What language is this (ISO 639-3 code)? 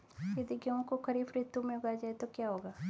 hin